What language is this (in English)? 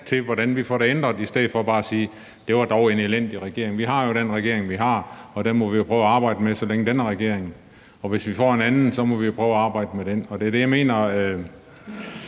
Danish